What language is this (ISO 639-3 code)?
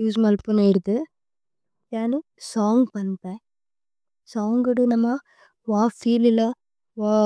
tcy